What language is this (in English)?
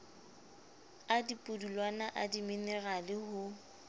Southern Sotho